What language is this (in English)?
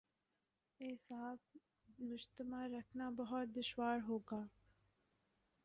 Urdu